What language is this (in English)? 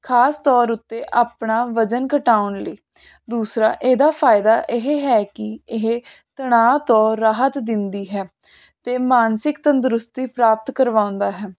Punjabi